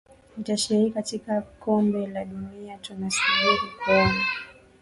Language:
Swahili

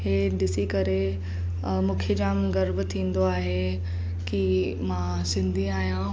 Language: Sindhi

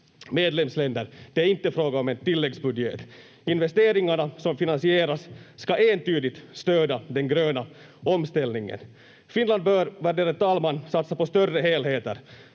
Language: Finnish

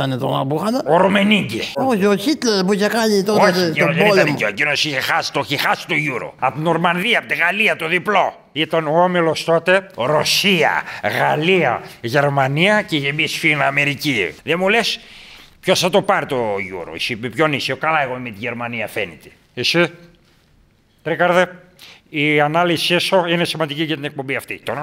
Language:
Greek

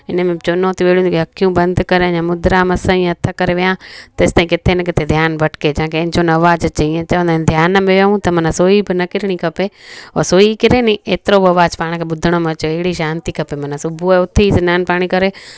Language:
Sindhi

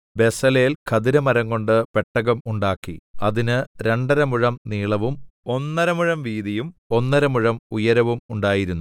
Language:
Malayalam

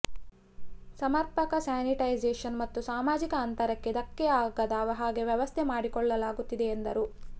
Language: Kannada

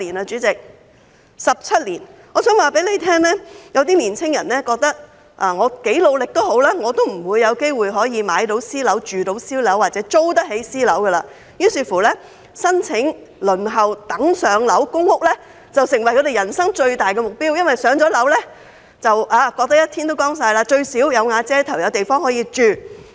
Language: Cantonese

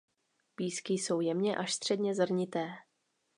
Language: Czech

